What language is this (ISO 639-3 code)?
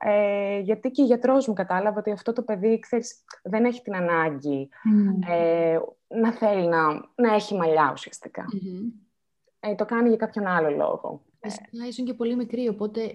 ell